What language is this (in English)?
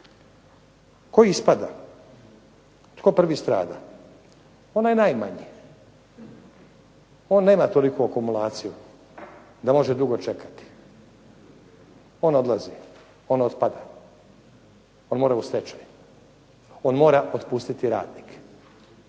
Croatian